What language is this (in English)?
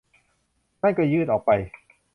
Thai